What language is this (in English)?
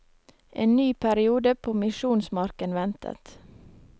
Norwegian